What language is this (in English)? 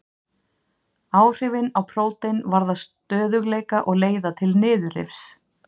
Icelandic